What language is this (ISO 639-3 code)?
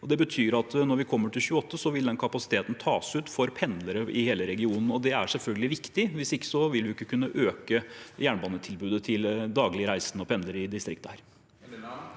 nor